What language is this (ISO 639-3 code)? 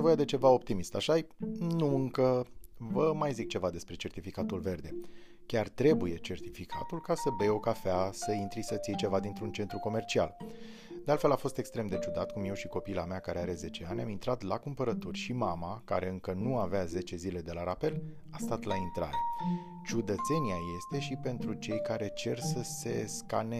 ron